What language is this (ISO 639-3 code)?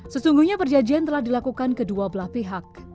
ind